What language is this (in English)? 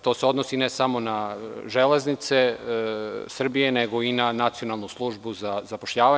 Serbian